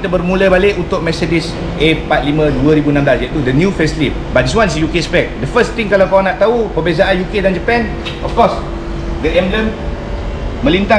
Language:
Malay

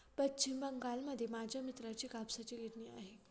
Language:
Marathi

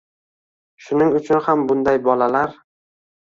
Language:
Uzbek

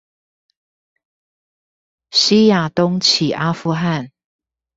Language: Chinese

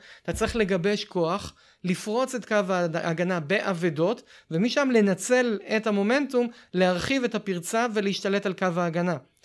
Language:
Hebrew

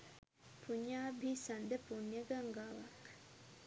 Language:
Sinhala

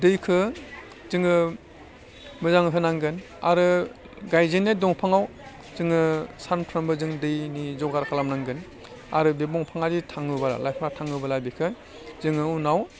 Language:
Bodo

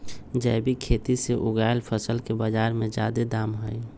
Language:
Magahi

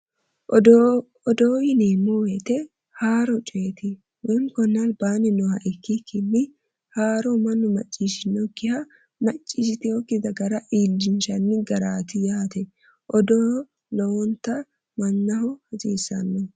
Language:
Sidamo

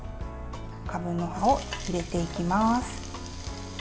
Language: Japanese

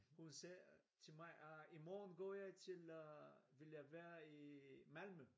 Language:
Danish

